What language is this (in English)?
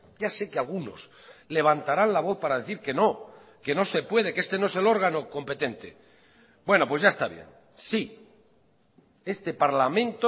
Spanish